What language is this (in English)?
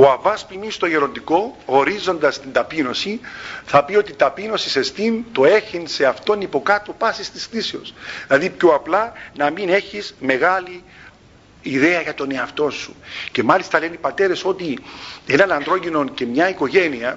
Greek